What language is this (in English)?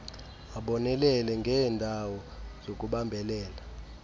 Xhosa